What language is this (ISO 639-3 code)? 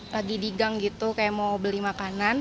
ind